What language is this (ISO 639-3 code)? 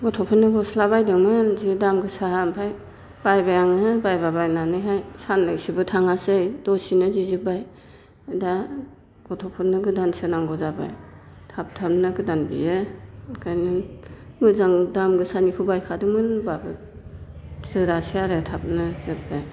brx